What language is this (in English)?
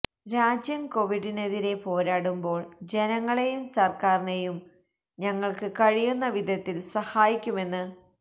Malayalam